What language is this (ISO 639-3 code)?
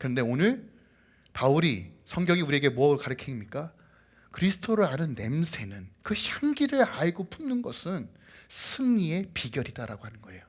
kor